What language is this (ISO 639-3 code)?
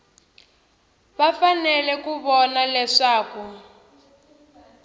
tso